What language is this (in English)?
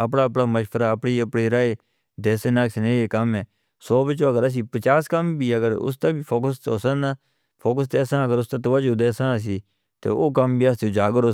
Northern Hindko